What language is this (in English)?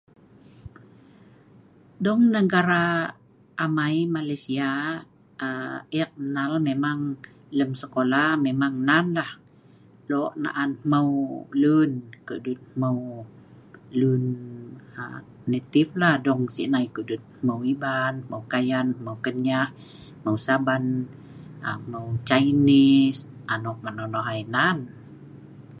Sa'ban